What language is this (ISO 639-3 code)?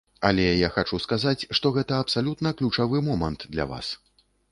bel